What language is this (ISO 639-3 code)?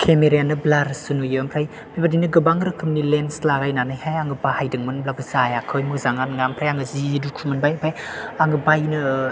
brx